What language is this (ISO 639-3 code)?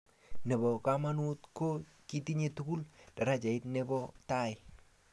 kln